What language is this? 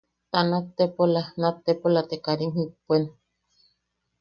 Yaqui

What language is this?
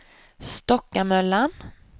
Swedish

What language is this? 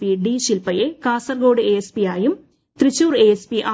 Malayalam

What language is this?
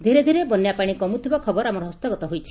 Odia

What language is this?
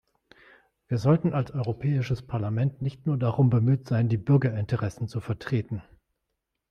German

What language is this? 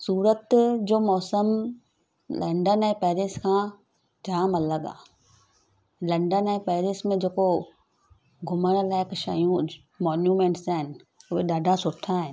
Sindhi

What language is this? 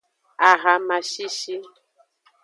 Aja (Benin)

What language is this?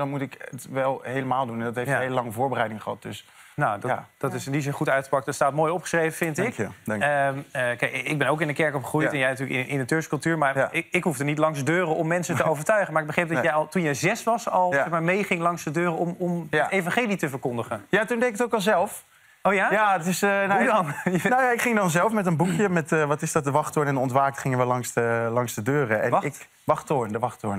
Dutch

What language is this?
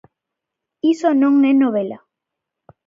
Galician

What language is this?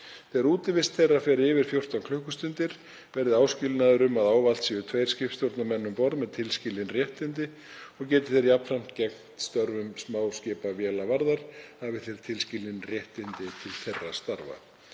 Icelandic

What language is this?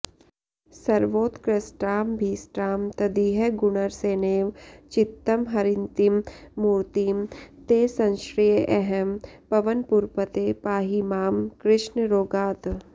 Sanskrit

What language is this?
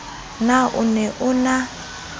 Southern Sotho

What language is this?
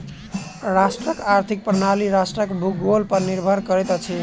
Maithili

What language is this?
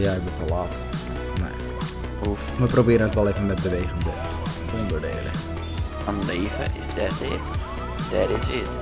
Dutch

